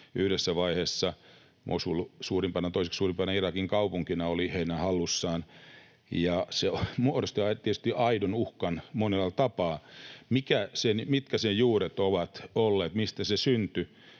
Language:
Finnish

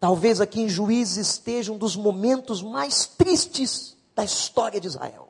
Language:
Portuguese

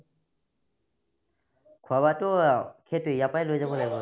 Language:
Assamese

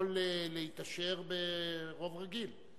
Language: Hebrew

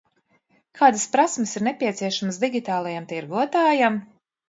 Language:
Latvian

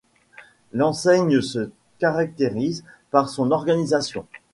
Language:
French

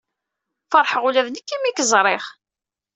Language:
Kabyle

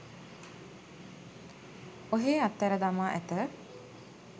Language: Sinhala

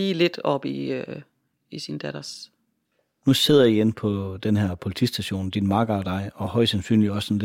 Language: Danish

